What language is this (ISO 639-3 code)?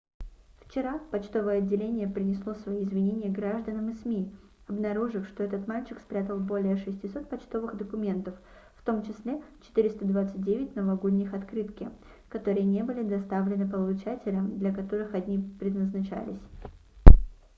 rus